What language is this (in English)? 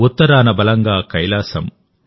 Telugu